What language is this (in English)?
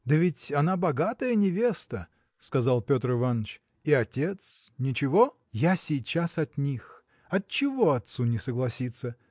Russian